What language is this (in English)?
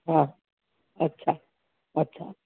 Sindhi